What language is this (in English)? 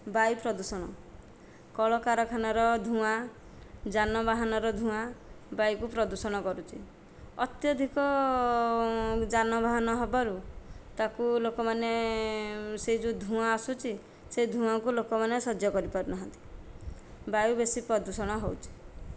Odia